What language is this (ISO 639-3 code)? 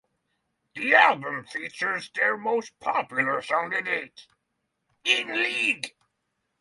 eng